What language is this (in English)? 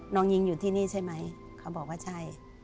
Thai